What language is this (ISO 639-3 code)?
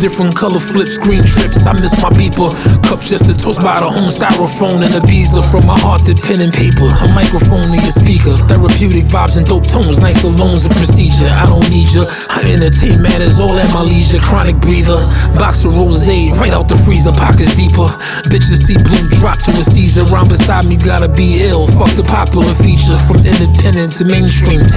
eng